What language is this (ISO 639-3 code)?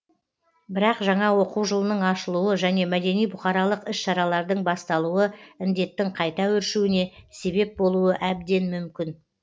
kaz